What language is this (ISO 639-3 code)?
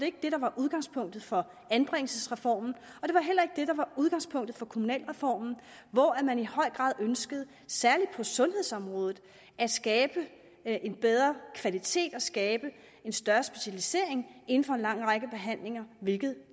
dan